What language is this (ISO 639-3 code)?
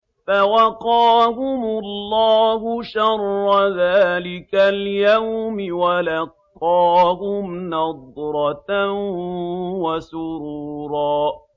ara